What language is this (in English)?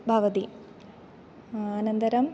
Sanskrit